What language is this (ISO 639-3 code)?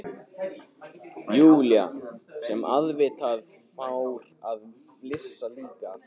isl